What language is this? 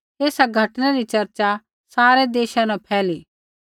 Kullu Pahari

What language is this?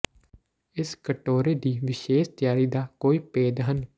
Punjabi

